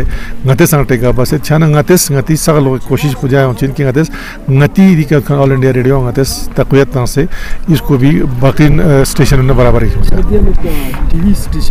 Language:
Romanian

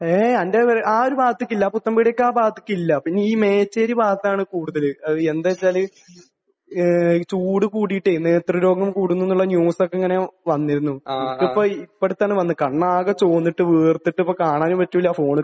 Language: Malayalam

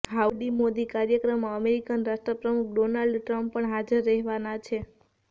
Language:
Gujarati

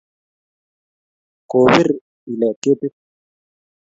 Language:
Kalenjin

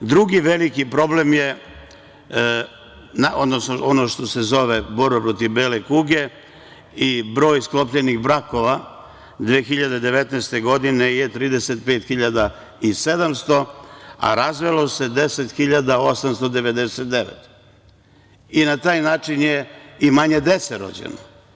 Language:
Serbian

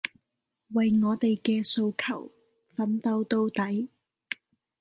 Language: Cantonese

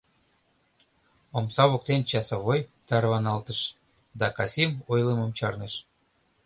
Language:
Mari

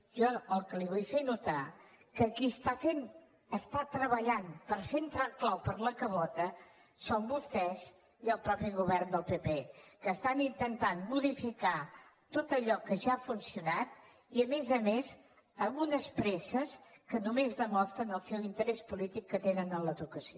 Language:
Catalan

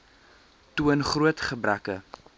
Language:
Afrikaans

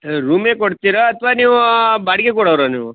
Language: Kannada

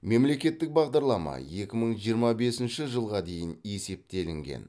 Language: Kazakh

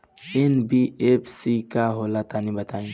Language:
Bhojpuri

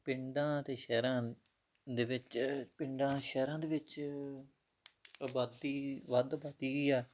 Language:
Punjabi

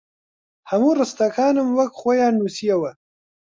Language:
Central Kurdish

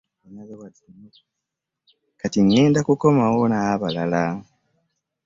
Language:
Ganda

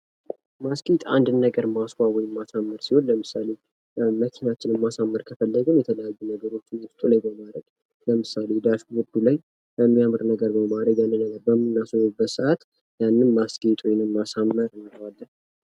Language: Amharic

